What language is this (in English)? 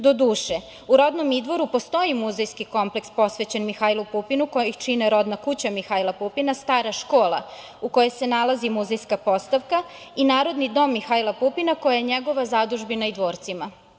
Serbian